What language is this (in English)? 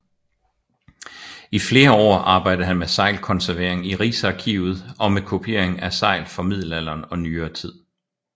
Danish